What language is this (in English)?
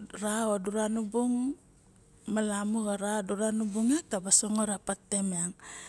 Barok